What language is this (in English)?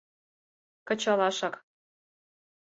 Mari